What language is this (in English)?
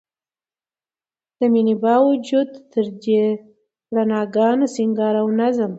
Pashto